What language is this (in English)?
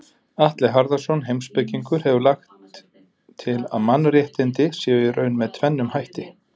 Icelandic